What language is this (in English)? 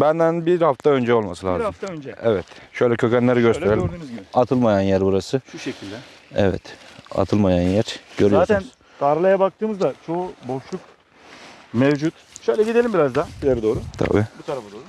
Turkish